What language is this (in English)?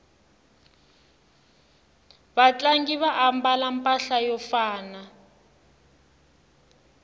Tsonga